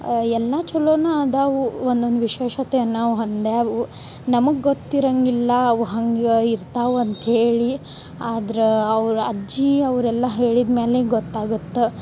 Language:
Kannada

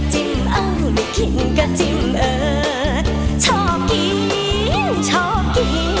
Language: Thai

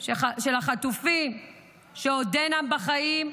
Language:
Hebrew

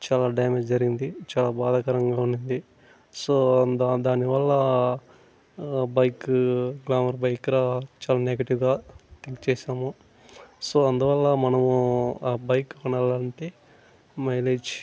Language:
Telugu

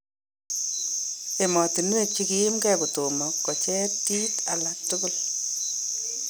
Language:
Kalenjin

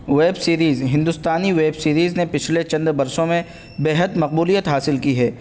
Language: Urdu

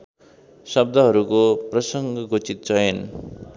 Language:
Nepali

